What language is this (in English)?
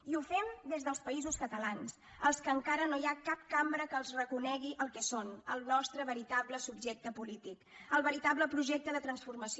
Catalan